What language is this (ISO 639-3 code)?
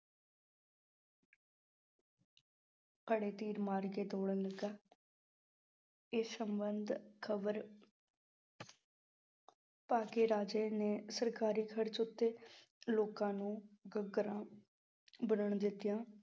pan